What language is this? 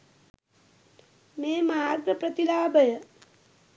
Sinhala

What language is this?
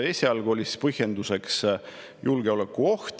Estonian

